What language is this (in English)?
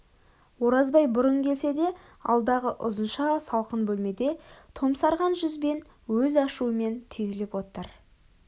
Kazakh